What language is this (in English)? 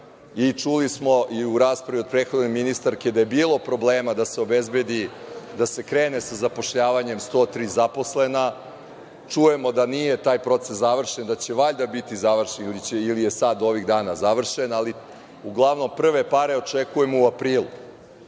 Serbian